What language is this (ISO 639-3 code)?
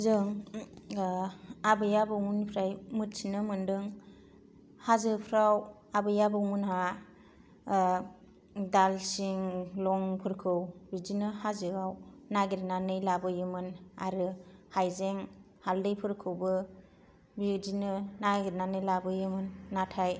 brx